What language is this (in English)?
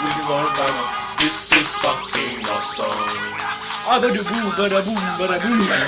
Italian